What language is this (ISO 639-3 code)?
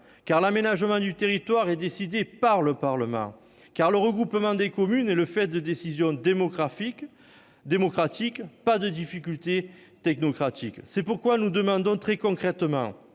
fra